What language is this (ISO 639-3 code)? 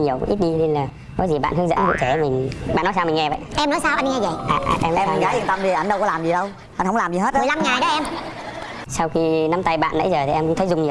vie